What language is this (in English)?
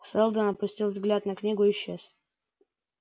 Russian